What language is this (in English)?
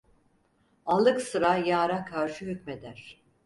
Turkish